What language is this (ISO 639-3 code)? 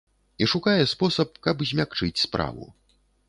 bel